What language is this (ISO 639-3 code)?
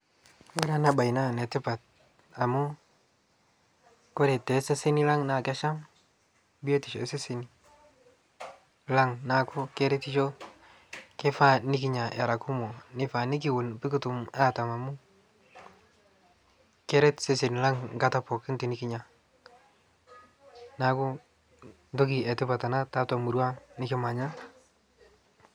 mas